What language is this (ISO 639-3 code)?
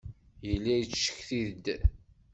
kab